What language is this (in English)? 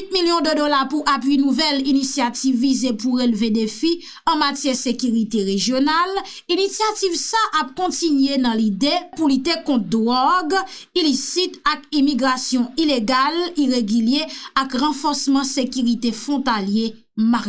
French